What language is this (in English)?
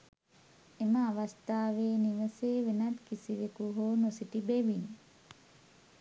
Sinhala